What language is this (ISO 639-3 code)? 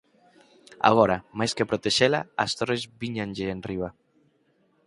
glg